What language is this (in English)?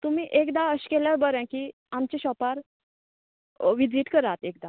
Konkani